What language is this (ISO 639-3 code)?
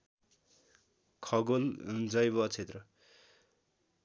nep